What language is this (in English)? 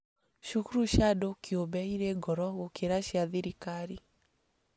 Kikuyu